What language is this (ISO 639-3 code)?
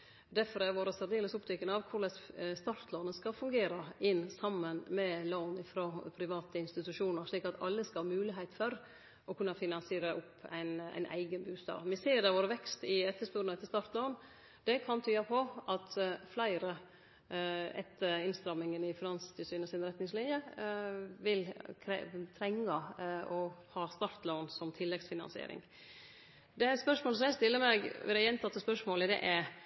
nno